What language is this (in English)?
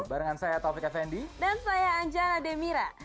Indonesian